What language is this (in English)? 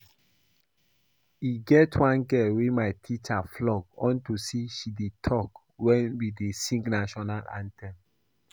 Nigerian Pidgin